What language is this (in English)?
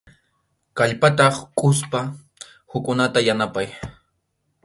Arequipa-La Unión Quechua